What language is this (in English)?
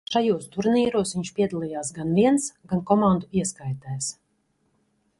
Latvian